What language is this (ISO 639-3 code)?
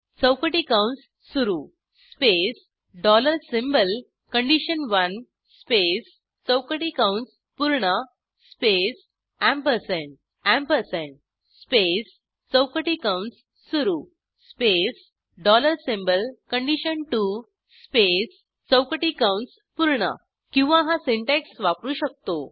mar